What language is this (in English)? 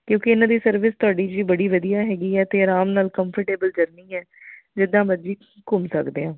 Punjabi